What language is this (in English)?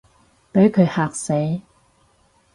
Cantonese